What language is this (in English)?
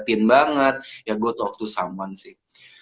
Indonesian